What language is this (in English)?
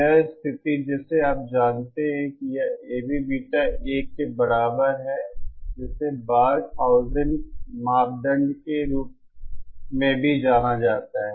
Hindi